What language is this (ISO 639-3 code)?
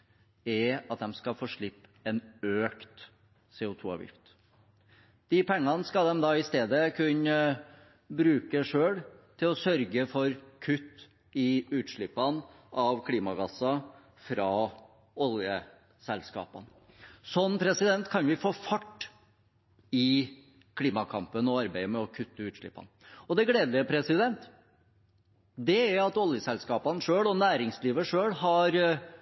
nob